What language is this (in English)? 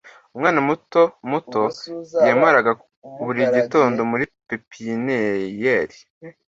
Kinyarwanda